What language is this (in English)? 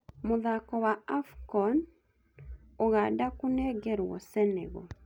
Kikuyu